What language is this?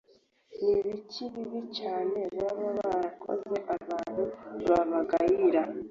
Kinyarwanda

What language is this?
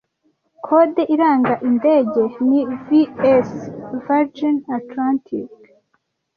Kinyarwanda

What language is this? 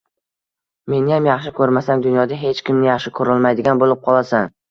Uzbek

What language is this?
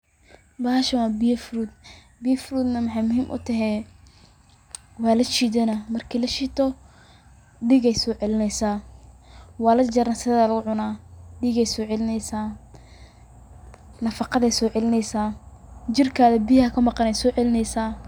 Somali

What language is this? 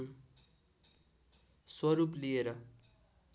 Nepali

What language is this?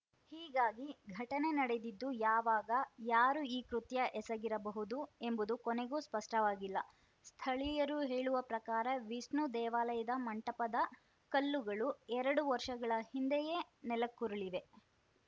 Kannada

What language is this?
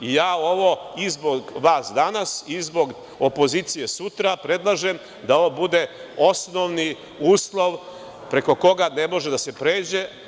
Serbian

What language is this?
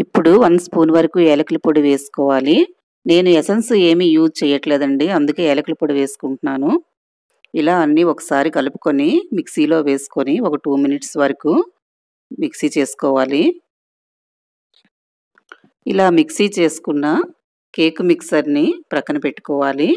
Hindi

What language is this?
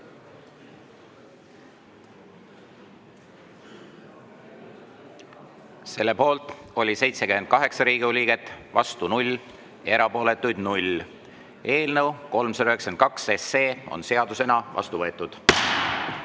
Estonian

